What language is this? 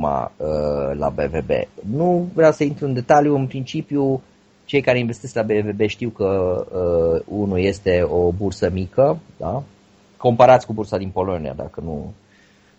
Romanian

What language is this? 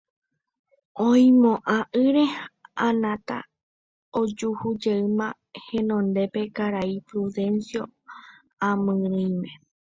Guarani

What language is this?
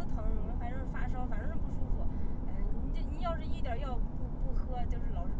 Chinese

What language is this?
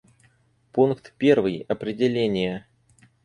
Russian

